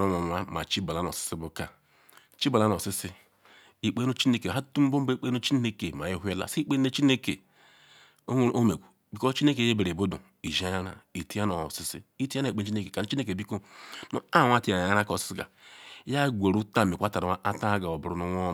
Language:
Ikwere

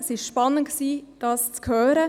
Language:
Swiss German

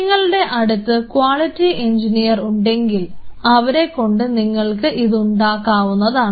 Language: Malayalam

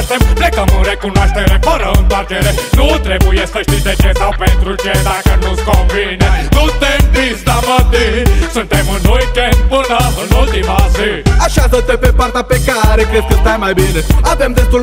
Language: Czech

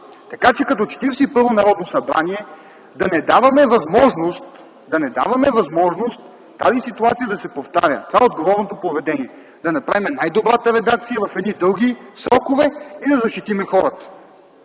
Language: Bulgarian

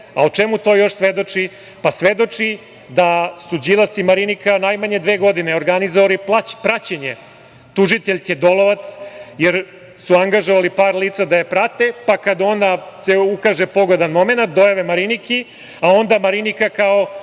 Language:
Serbian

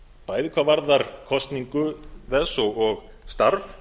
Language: Icelandic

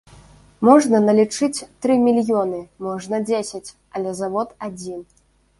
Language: Belarusian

